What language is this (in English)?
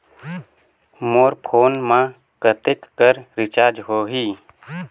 Chhattisgarhi